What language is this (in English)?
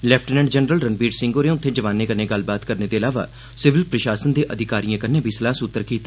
Dogri